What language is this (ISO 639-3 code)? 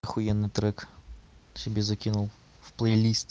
rus